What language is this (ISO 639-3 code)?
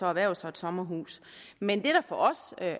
dan